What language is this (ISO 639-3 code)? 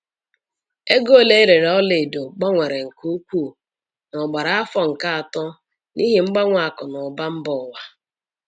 ibo